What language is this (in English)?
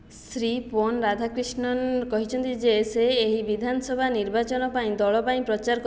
Odia